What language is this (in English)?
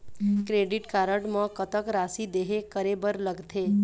Chhattisgarhi